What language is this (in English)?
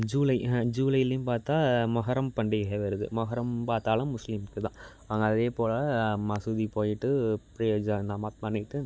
Tamil